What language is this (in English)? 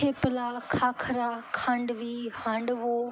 Gujarati